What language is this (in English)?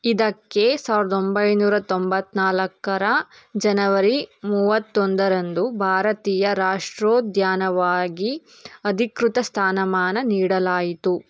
Kannada